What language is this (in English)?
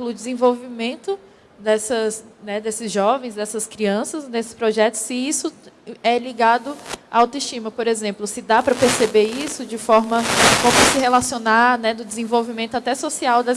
Portuguese